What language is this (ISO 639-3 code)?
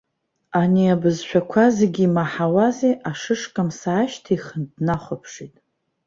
abk